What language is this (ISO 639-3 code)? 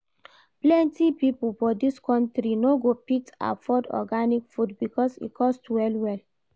pcm